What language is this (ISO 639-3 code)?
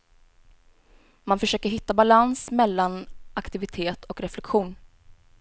swe